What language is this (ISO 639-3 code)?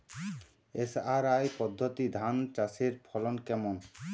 ben